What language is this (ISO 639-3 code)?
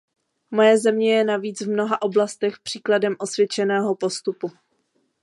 ces